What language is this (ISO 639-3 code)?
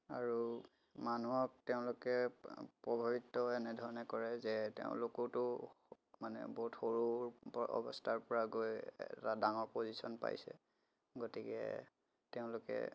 asm